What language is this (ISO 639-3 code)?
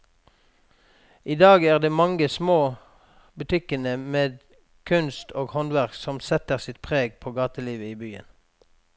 nor